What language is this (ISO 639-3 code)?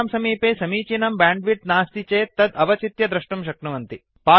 san